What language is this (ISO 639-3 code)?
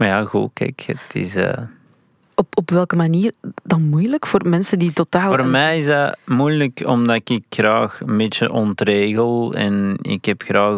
nld